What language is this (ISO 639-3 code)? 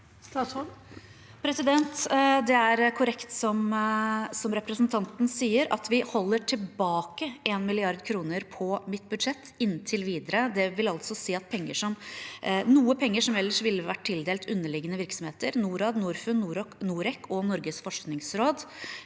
nor